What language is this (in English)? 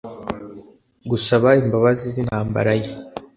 Kinyarwanda